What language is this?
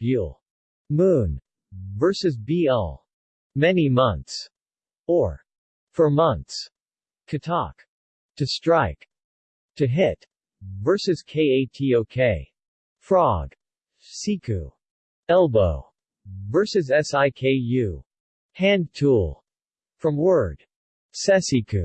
English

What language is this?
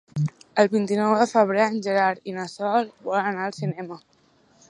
Catalan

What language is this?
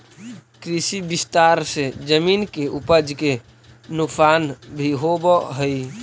Magahi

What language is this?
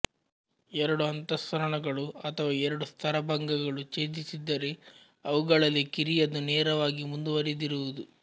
Kannada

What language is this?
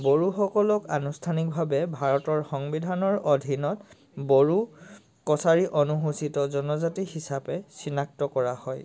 Assamese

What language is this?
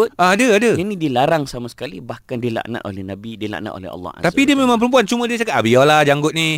Malay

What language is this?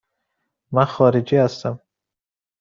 Persian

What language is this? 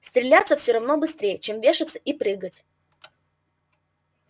Russian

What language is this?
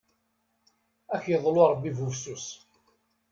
Kabyle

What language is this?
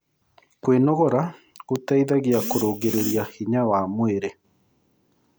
Kikuyu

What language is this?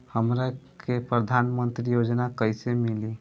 Bhojpuri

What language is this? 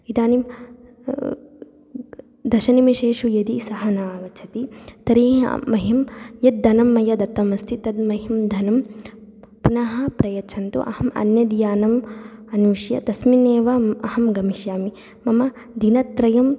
Sanskrit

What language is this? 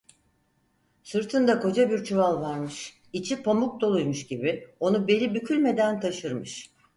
Turkish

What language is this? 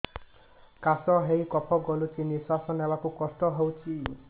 Odia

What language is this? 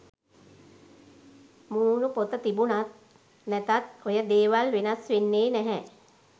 Sinhala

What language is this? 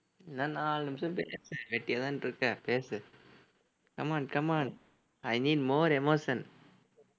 Tamil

